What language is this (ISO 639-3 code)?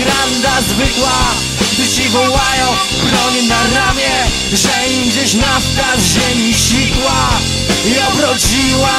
pol